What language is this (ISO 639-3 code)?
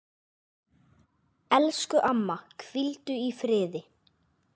isl